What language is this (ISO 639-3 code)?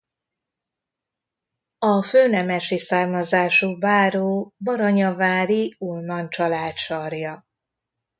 hun